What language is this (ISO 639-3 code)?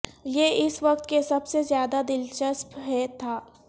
urd